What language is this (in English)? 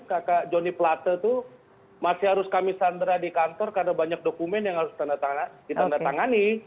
Indonesian